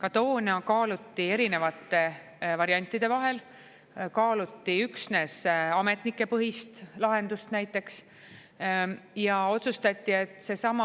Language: Estonian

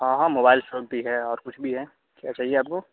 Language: Urdu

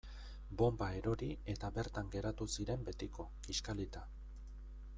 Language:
Basque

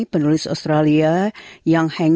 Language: Indonesian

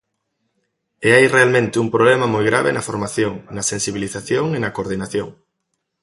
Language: Galician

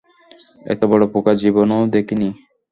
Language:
Bangla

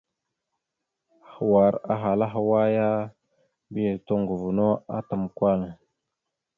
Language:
Mada (Cameroon)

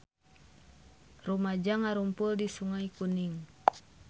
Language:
Sundanese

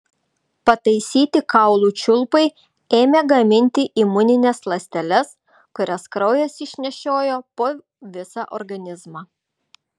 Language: Lithuanian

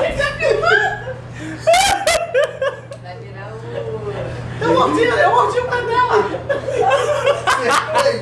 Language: Portuguese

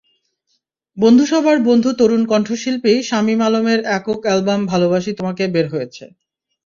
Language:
Bangla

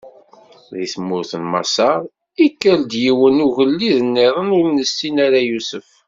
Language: Kabyle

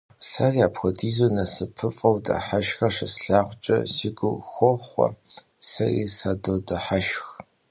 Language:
Kabardian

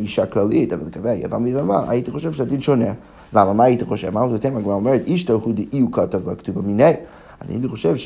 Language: Hebrew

